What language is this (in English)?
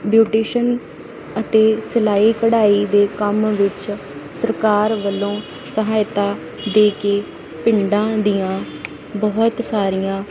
Punjabi